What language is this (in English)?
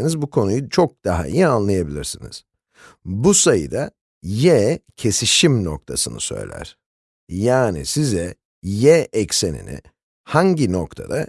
Turkish